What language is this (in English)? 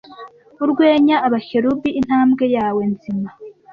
Kinyarwanda